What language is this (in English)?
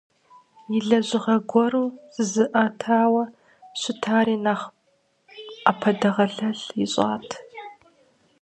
Kabardian